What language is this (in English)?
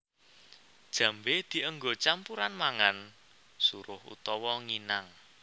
Javanese